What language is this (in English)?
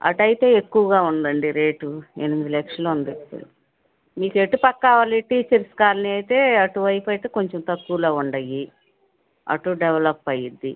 Telugu